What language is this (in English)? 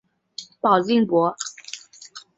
Chinese